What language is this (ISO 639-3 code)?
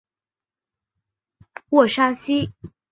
zho